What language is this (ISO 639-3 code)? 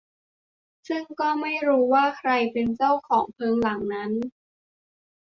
tha